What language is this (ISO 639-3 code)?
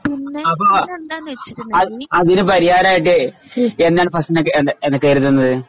mal